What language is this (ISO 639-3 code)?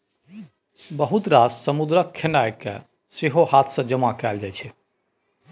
mai